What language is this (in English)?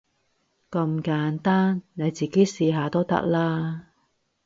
Cantonese